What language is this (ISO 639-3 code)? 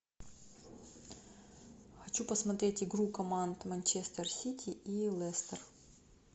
rus